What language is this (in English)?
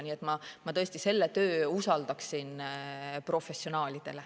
Estonian